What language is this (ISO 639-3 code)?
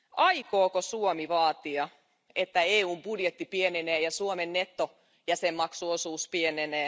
fin